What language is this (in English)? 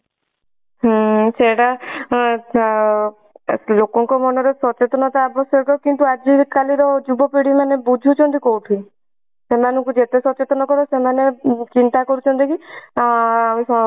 Odia